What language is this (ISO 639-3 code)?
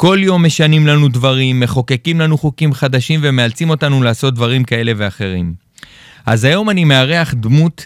heb